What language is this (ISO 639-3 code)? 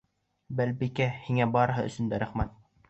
bak